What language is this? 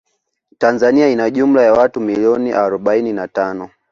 Swahili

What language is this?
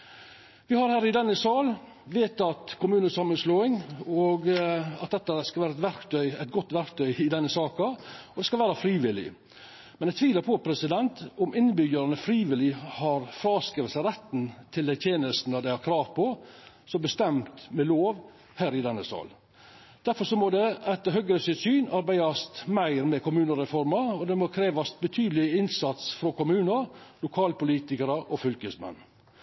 Norwegian Nynorsk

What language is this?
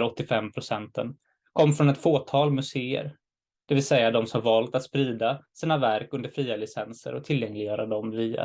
Swedish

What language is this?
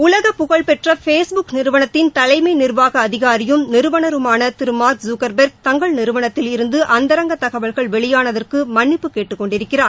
Tamil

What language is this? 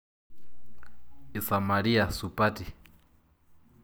Masai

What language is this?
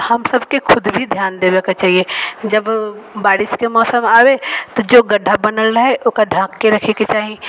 Maithili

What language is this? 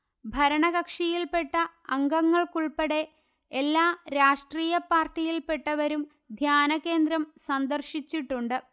Malayalam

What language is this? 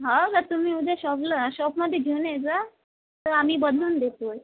Marathi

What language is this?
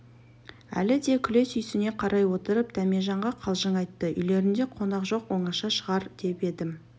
Kazakh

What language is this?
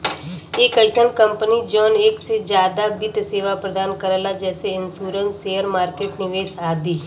Bhojpuri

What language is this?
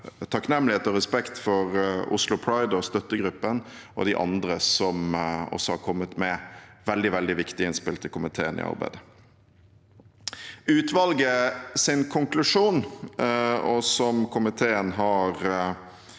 Norwegian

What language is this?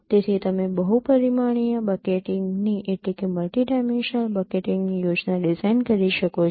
Gujarati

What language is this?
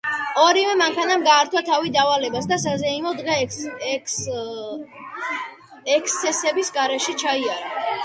Georgian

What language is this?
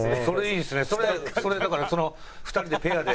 Japanese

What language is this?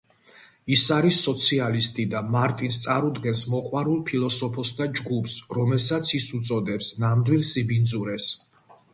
Georgian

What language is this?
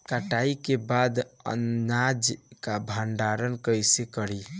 Bhojpuri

